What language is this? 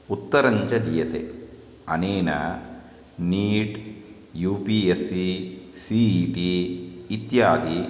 Sanskrit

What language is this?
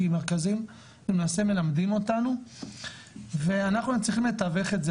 Hebrew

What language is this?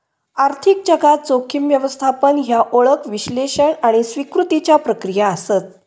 Marathi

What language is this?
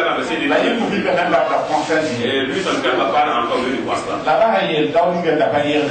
French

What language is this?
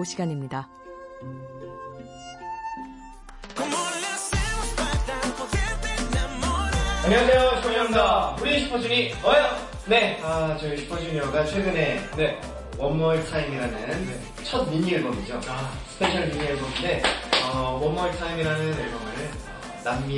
Korean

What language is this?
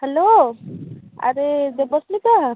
Odia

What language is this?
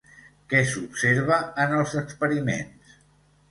Catalan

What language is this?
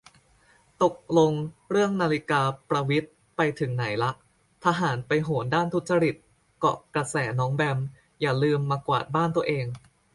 Thai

